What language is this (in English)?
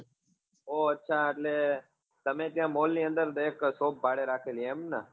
Gujarati